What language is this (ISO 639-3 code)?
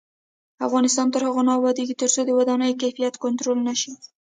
pus